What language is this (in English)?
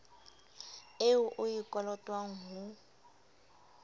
Southern Sotho